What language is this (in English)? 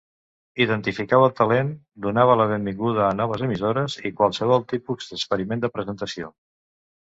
Catalan